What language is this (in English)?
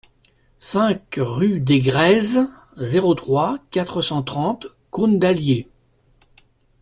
French